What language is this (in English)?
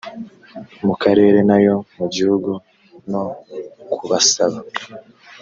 Kinyarwanda